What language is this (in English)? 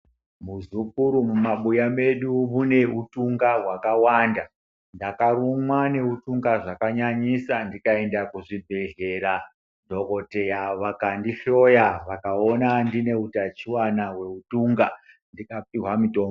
Ndau